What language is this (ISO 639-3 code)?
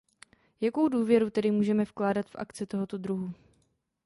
ces